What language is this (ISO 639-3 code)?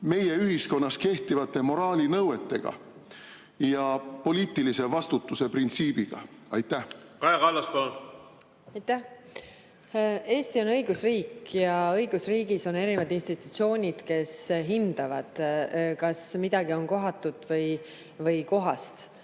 est